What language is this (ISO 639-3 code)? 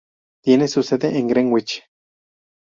spa